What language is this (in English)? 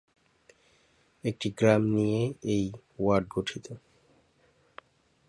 Bangla